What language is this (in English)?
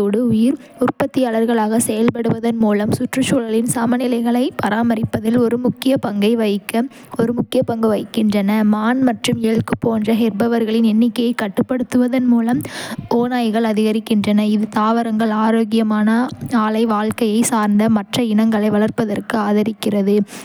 Kota (India)